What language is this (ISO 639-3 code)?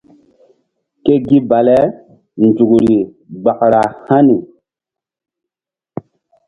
mdd